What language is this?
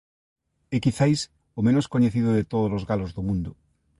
Galician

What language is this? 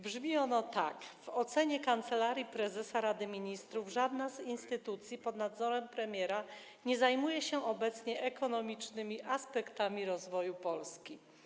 Polish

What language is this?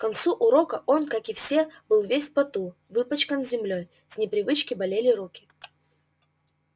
Russian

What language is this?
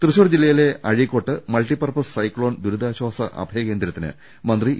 Malayalam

